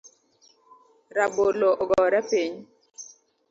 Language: Luo (Kenya and Tanzania)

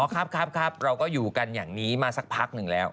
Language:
Thai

